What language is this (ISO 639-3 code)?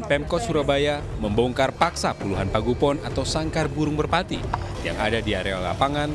ind